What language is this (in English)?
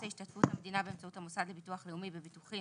Hebrew